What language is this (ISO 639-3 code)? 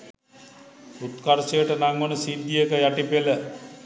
sin